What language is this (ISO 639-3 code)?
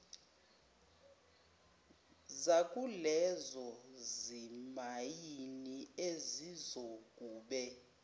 zul